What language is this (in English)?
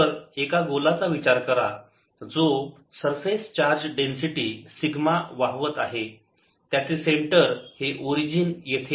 Marathi